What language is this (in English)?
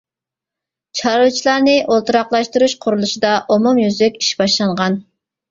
Uyghur